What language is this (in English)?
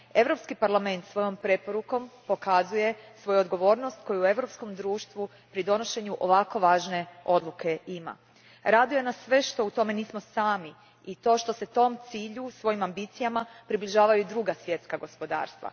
Croatian